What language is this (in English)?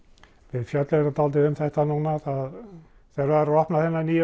Icelandic